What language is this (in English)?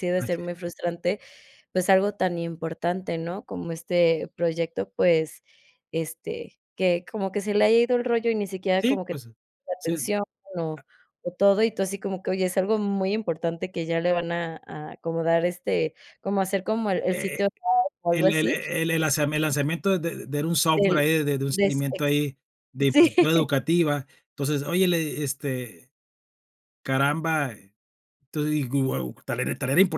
Spanish